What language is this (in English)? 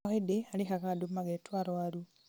Kikuyu